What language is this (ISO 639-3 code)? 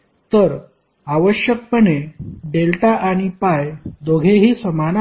mar